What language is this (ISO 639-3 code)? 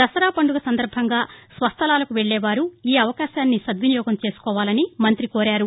tel